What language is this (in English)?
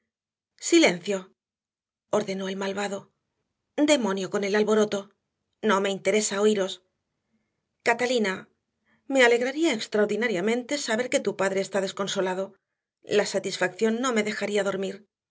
Spanish